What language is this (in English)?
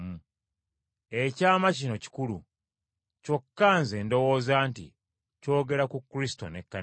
Ganda